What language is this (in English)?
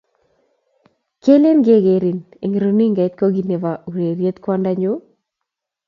Kalenjin